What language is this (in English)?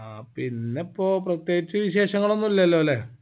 Malayalam